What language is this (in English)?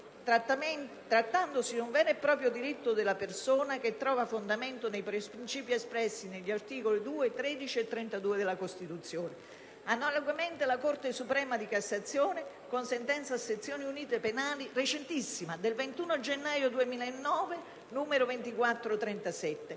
Italian